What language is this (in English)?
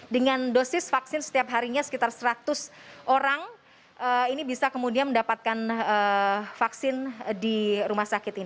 Indonesian